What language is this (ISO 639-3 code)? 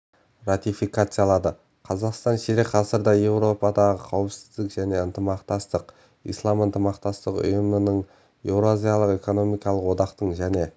kaz